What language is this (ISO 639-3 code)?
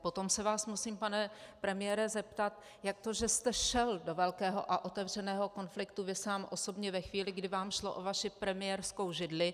ces